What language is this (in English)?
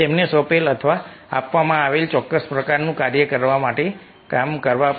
Gujarati